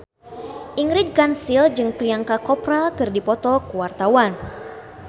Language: Sundanese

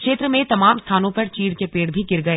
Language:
Hindi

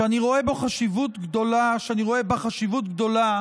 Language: Hebrew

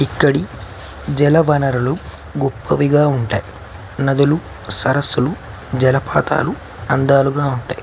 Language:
Telugu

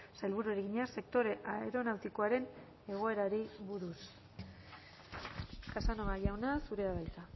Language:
Basque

